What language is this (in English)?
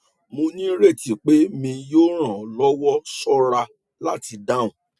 Yoruba